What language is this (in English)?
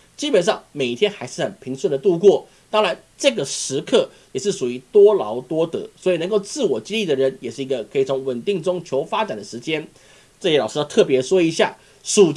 Chinese